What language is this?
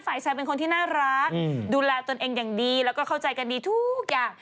Thai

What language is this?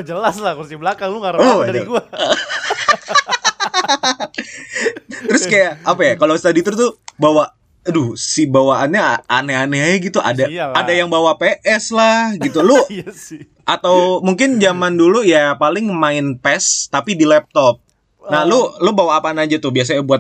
Indonesian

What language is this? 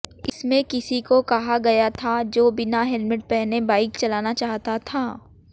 Hindi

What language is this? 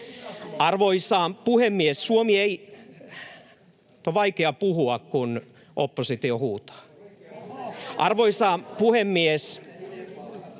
Finnish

